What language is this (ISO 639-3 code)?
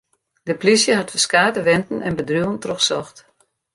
fry